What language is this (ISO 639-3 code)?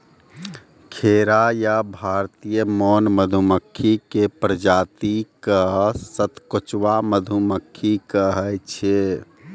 mai